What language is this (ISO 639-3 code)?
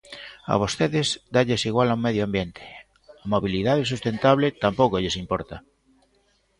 glg